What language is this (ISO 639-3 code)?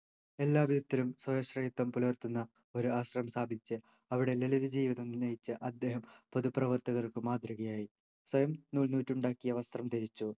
mal